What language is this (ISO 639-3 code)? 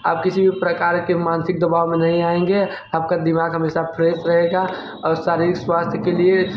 hin